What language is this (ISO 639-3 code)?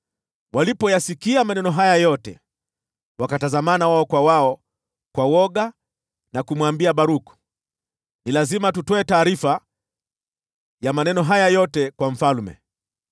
swa